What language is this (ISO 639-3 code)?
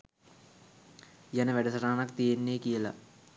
sin